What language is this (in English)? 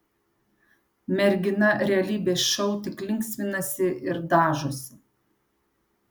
Lithuanian